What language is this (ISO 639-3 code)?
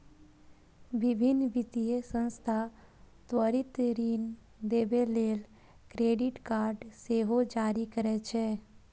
mai